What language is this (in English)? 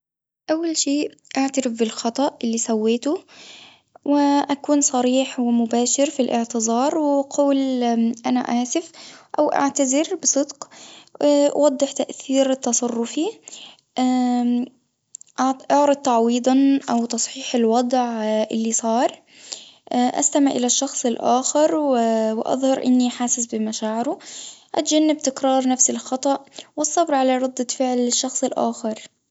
Tunisian Arabic